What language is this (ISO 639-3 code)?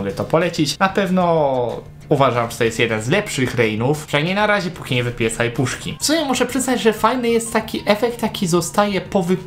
pol